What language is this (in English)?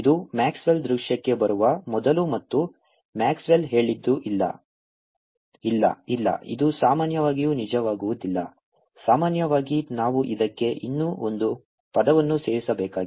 Kannada